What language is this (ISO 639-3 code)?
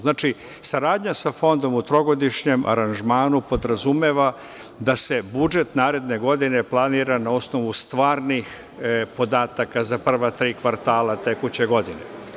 srp